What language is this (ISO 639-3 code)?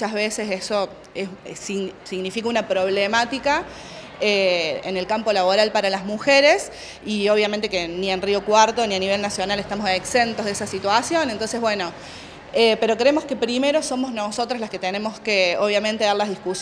spa